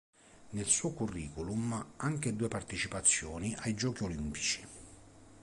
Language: Italian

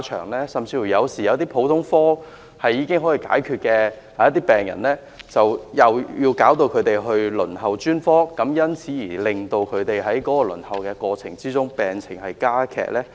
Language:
Cantonese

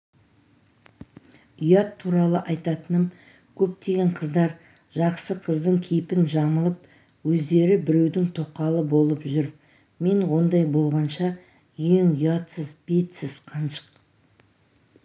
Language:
Kazakh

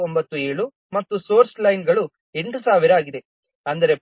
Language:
Kannada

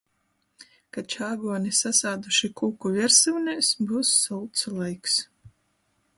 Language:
Latgalian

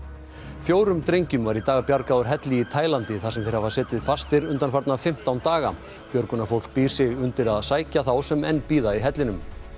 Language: Icelandic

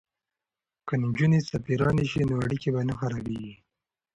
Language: Pashto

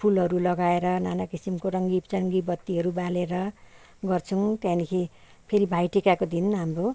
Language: Nepali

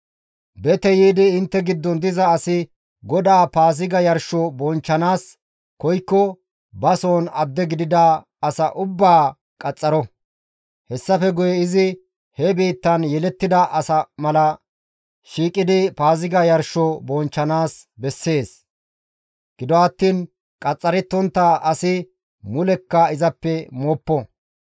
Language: Gamo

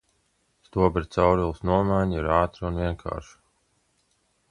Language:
Latvian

